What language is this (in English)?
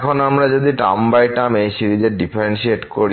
Bangla